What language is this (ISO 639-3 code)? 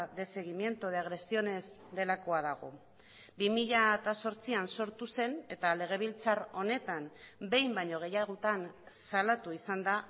eus